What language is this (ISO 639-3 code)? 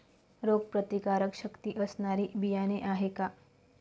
mar